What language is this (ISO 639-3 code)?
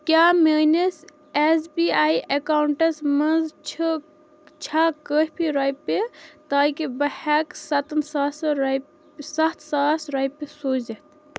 kas